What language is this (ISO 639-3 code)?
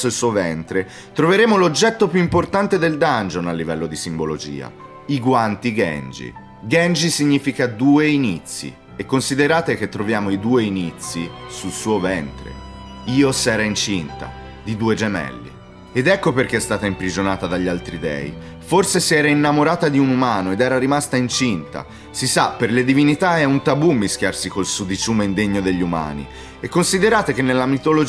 ita